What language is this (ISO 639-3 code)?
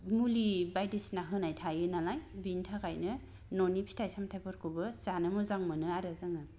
brx